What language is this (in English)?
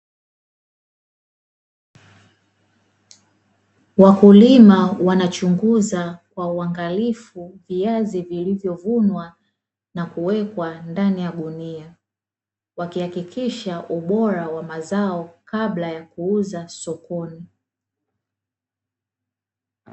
Swahili